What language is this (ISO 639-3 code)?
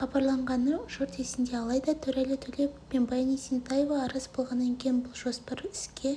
kaz